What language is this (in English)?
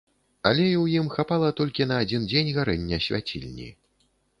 Belarusian